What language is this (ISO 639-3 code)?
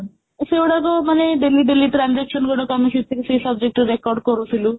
ori